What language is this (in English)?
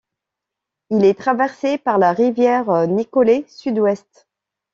French